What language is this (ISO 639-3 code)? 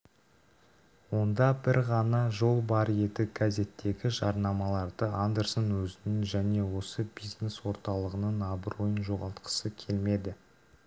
kaz